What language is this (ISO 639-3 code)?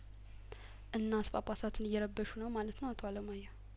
amh